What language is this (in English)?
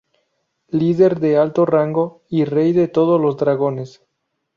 Spanish